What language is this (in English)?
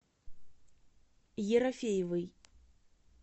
Russian